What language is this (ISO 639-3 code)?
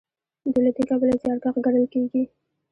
pus